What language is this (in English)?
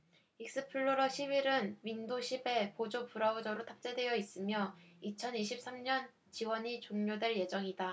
Korean